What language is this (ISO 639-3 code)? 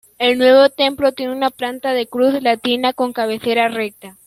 spa